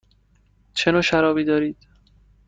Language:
Persian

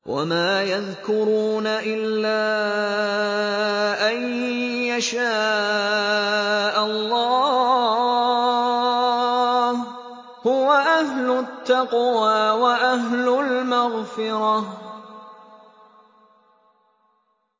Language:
Arabic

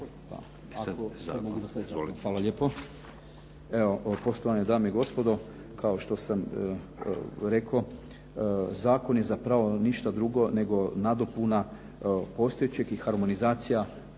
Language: Croatian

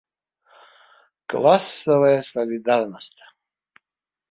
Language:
Abkhazian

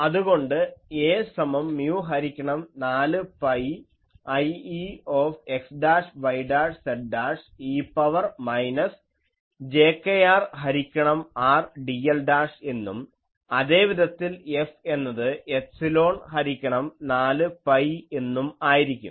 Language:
Malayalam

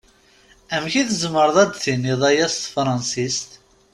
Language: Kabyle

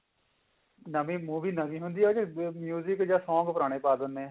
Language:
Punjabi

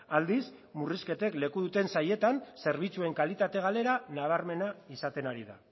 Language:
Basque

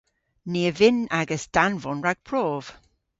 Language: Cornish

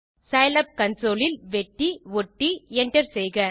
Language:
Tamil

